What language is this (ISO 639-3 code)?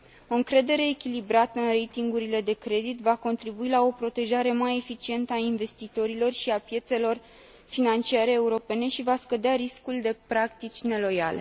ron